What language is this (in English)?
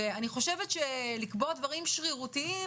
Hebrew